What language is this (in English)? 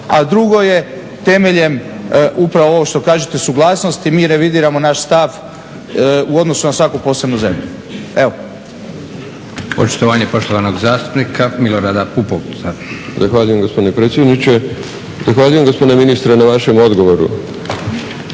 Croatian